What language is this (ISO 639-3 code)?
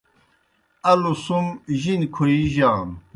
plk